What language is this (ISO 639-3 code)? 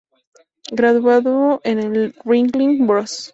spa